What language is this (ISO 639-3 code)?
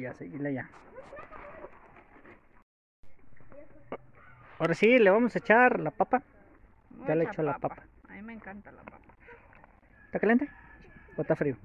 spa